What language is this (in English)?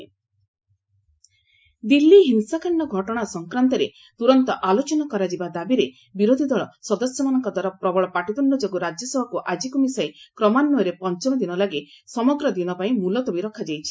Odia